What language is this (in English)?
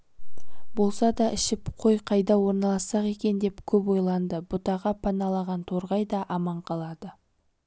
Kazakh